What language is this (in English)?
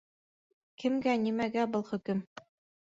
Bashkir